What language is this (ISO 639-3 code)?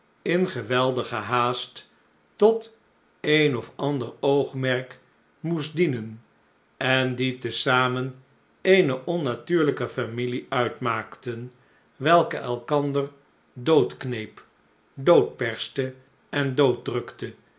nld